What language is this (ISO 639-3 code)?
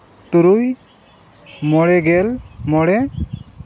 sat